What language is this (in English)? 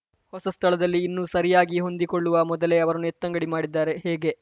Kannada